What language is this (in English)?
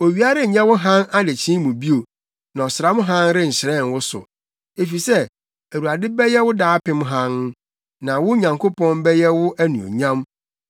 Akan